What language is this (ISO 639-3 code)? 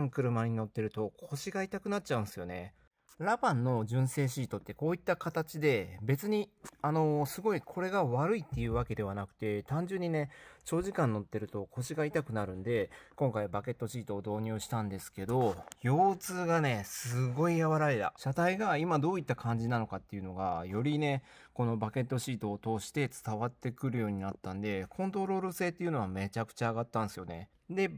jpn